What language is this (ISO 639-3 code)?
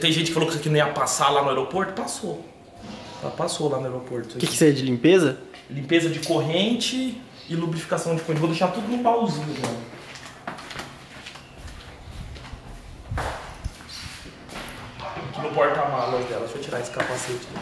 por